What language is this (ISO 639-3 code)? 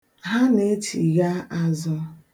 ibo